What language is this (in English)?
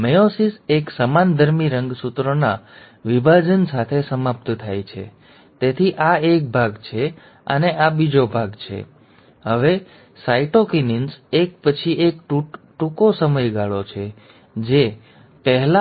Gujarati